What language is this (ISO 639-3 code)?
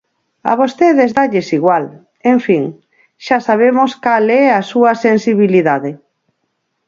glg